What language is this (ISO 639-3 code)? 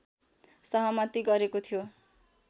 nep